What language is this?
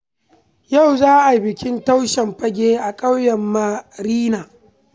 Hausa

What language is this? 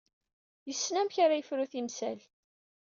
Kabyle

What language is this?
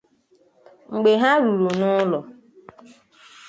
Igbo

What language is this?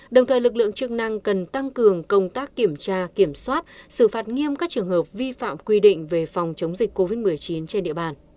Vietnamese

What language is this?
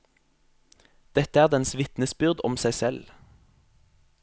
Norwegian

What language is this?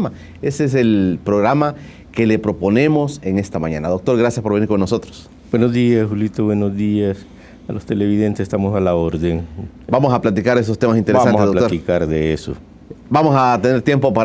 Spanish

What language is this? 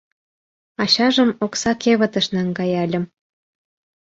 Mari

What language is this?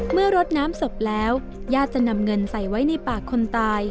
Thai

